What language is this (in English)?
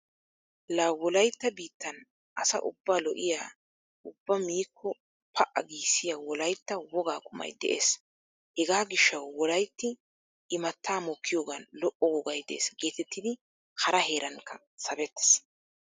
Wolaytta